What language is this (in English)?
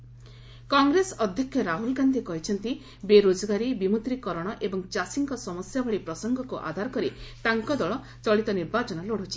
Odia